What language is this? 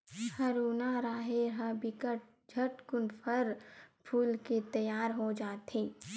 Chhattisgarhi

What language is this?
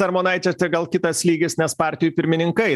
Lithuanian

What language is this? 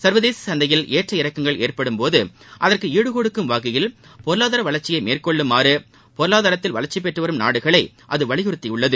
Tamil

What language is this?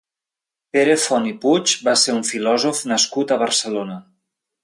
Catalan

